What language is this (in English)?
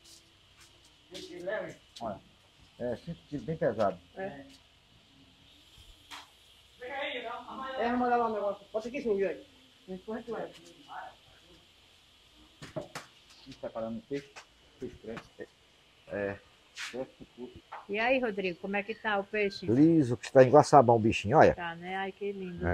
Portuguese